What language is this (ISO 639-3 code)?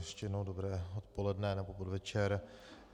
ces